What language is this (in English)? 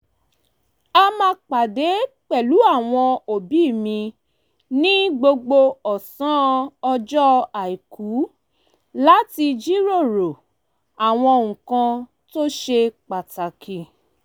Yoruba